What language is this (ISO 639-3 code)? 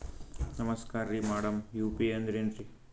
kan